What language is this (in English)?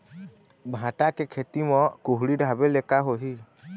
Chhattisgarhi